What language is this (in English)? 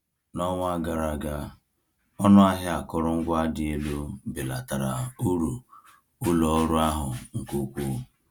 Igbo